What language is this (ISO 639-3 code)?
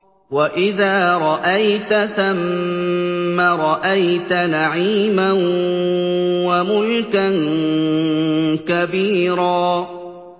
ara